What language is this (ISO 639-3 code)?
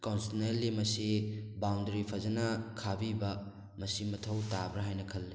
mni